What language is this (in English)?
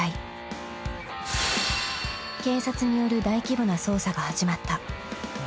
Japanese